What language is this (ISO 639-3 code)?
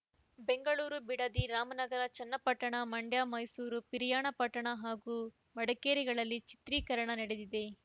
kan